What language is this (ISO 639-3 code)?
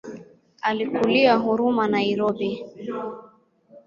swa